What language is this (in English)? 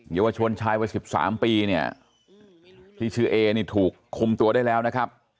Thai